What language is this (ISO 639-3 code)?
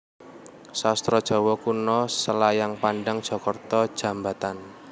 jav